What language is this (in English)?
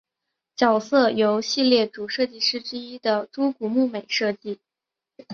Chinese